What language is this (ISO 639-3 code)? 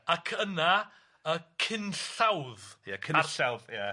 cym